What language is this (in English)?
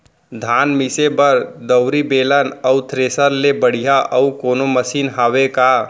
Chhattisgarhi